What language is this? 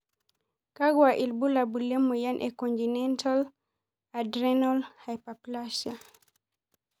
Masai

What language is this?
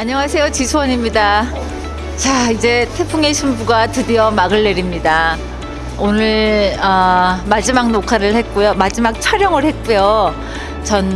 Korean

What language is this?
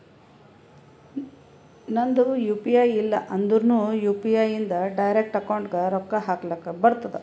Kannada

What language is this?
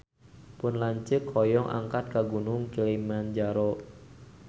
Sundanese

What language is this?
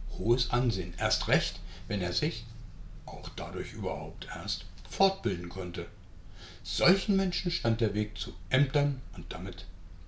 German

